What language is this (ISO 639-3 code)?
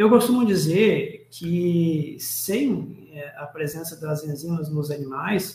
por